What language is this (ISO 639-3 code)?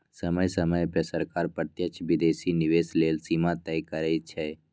mag